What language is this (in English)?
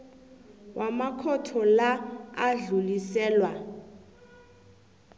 South Ndebele